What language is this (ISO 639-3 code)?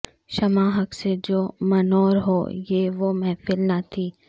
urd